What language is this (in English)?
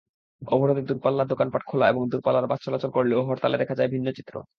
Bangla